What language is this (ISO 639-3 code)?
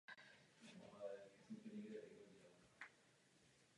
ces